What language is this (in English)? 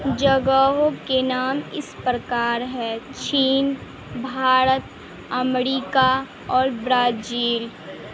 Urdu